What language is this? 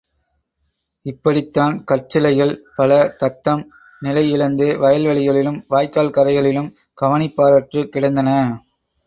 Tamil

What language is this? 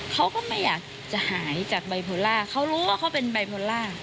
Thai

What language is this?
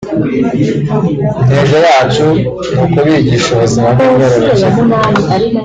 Kinyarwanda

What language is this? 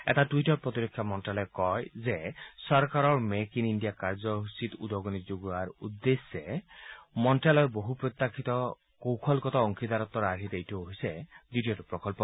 Assamese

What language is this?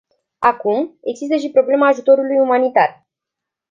Romanian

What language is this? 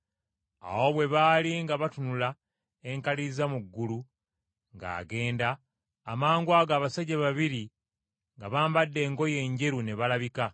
Ganda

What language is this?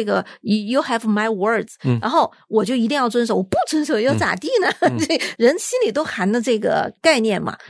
Chinese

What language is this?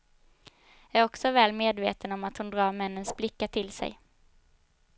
Swedish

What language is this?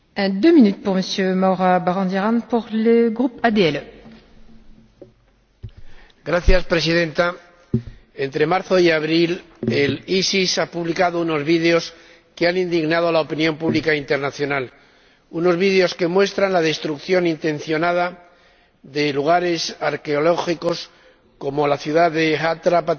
Spanish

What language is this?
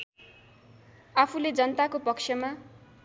Nepali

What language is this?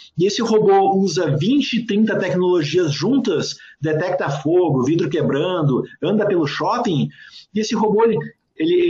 Portuguese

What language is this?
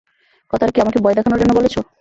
Bangla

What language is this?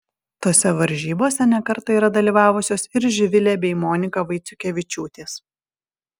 Lithuanian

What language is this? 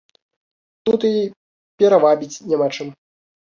Belarusian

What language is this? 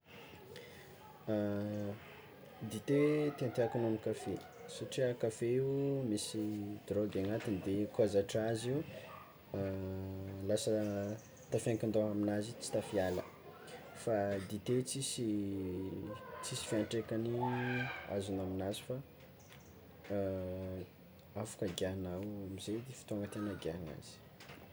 Tsimihety Malagasy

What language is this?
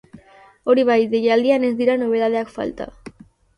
Basque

